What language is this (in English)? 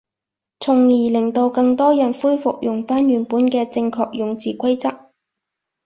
Cantonese